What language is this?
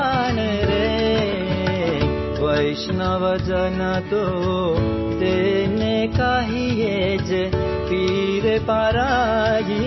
Marathi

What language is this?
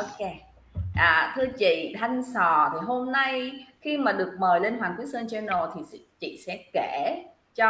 Vietnamese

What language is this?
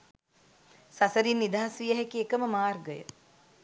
Sinhala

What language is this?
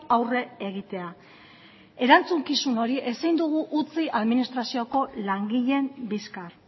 Basque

